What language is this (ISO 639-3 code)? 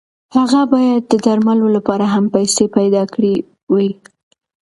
pus